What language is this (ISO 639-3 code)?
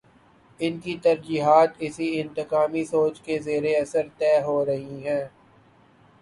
urd